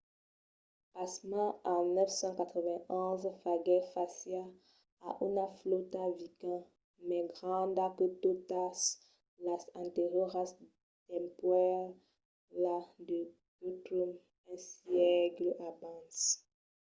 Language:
Occitan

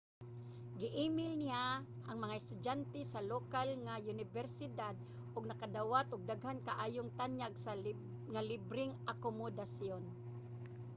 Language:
Cebuano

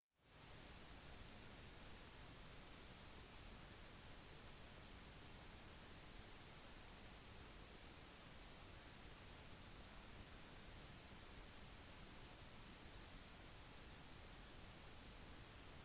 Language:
Norwegian Bokmål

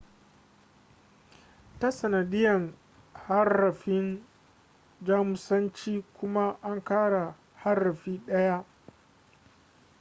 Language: Hausa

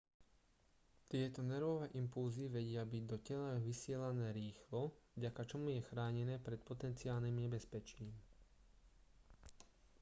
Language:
Slovak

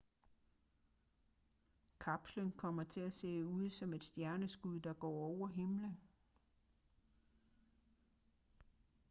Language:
Danish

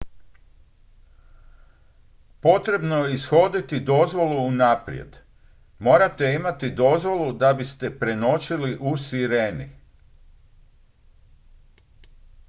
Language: Croatian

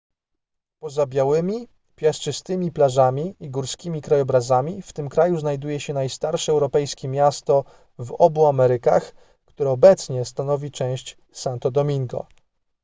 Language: Polish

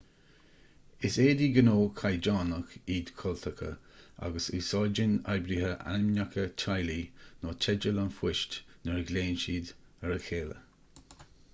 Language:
Irish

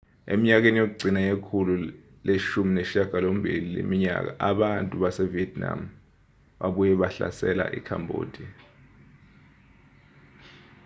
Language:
Zulu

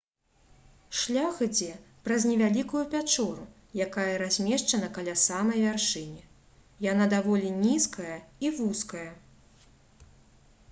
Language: Belarusian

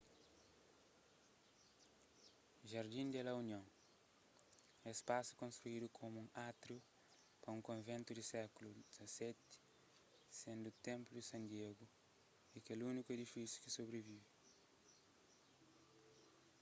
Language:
Kabuverdianu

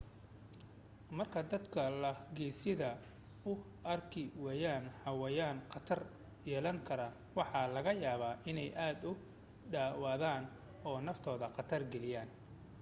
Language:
Somali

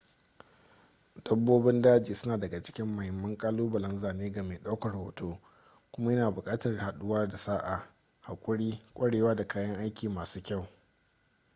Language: Hausa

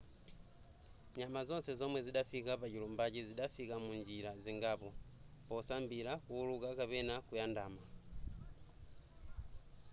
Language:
Nyanja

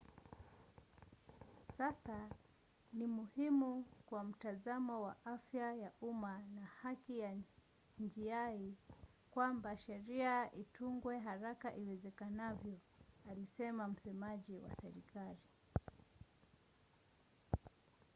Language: Swahili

